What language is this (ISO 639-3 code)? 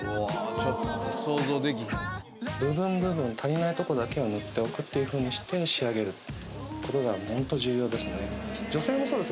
jpn